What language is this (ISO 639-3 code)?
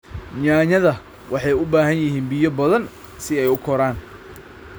som